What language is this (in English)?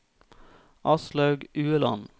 Norwegian